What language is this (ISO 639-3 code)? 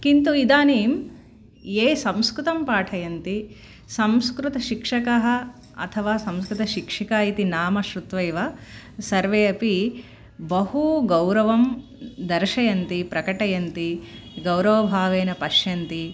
san